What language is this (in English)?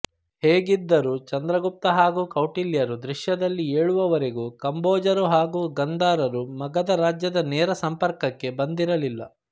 Kannada